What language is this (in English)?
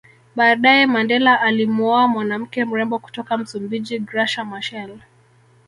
Swahili